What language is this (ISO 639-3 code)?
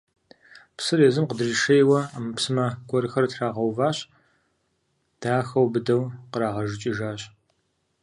kbd